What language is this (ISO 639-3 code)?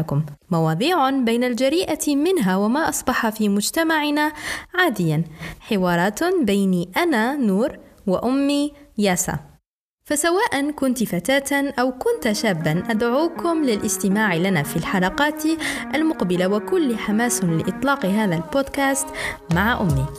ara